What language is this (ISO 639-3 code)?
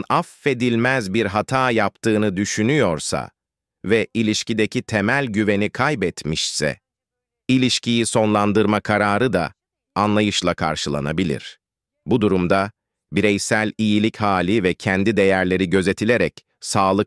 tur